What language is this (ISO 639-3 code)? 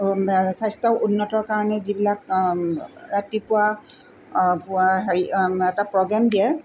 asm